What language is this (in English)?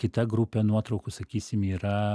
Lithuanian